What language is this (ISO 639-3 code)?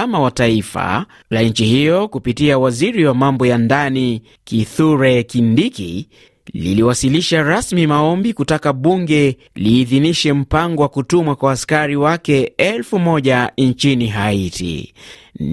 swa